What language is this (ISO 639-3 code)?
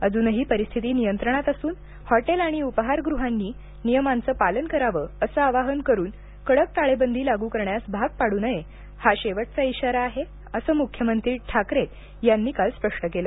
mar